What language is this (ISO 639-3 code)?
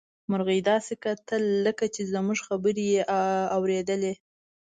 pus